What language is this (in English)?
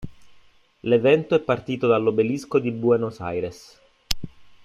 Italian